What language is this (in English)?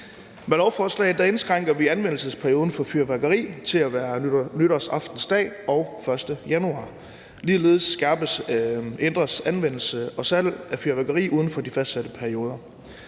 Danish